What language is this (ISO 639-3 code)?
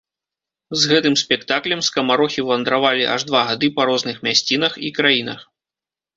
bel